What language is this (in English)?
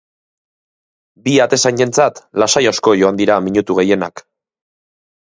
Basque